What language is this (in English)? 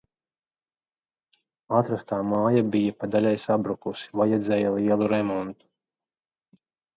Latvian